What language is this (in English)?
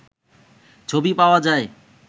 Bangla